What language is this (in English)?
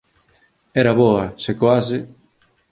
Galician